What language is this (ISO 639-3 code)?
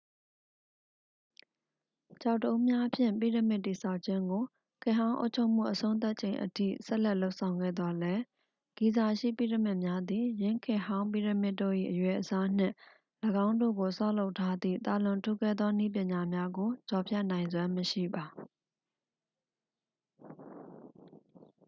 mya